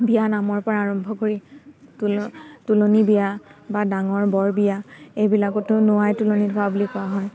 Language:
Assamese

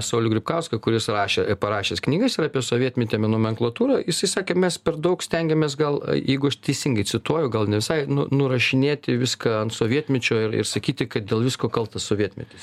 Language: Lithuanian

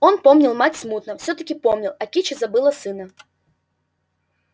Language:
Russian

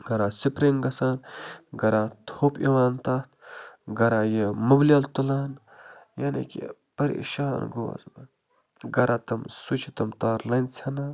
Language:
Kashmiri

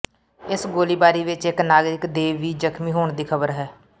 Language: Punjabi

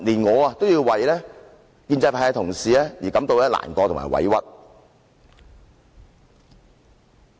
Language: Cantonese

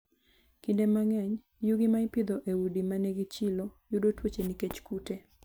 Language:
Luo (Kenya and Tanzania)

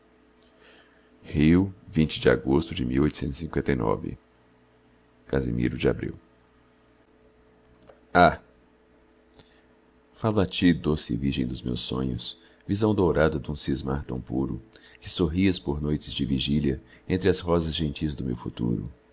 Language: Portuguese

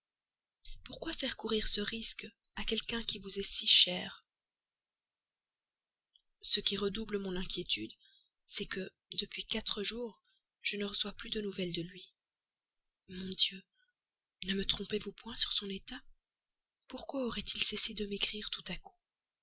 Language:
French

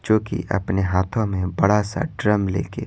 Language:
Hindi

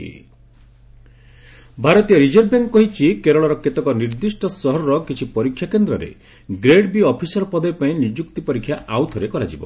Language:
Odia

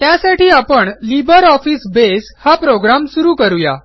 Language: Marathi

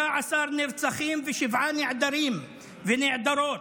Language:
Hebrew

